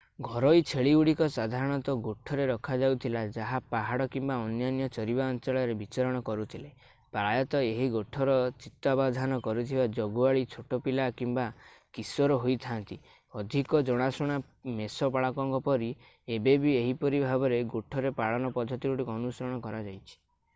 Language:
Odia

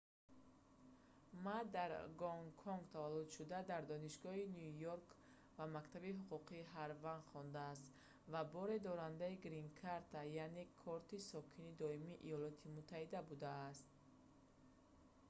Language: Tajik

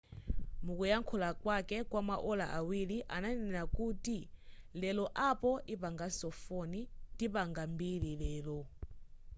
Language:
Nyanja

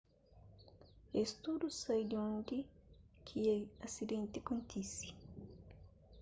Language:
Kabuverdianu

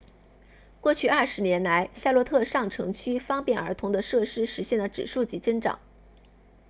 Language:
Chinese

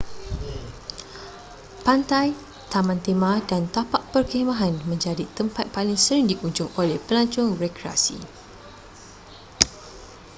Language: Malay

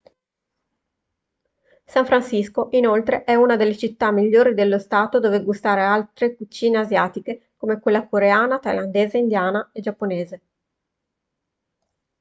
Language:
Italian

